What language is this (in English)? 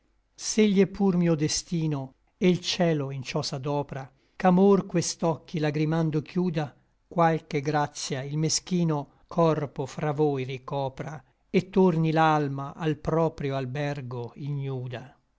Italian